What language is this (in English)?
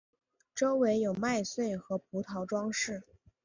Chinese